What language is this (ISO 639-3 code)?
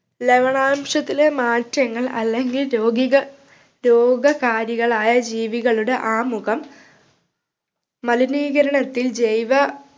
mal